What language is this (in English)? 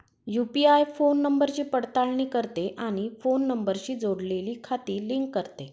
Marathi